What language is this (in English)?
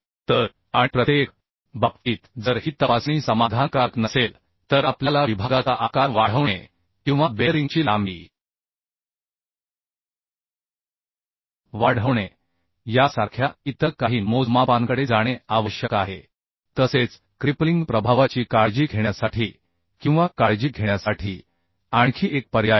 Marathi